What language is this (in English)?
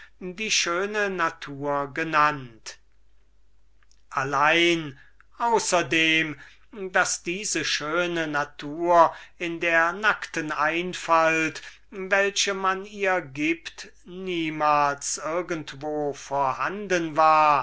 German